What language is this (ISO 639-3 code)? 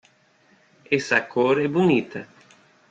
por